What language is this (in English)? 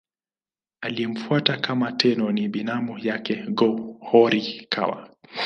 Swahili